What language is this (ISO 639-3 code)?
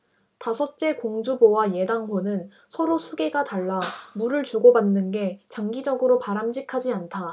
kor